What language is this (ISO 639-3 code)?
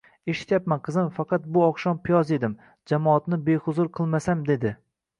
uzb